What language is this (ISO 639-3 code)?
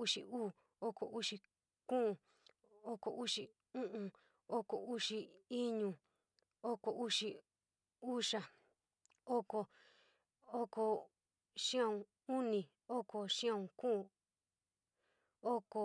mig